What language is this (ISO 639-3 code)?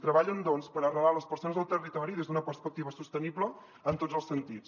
cat